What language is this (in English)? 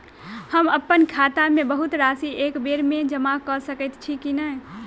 Maithili